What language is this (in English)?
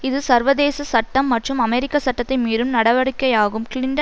Tamil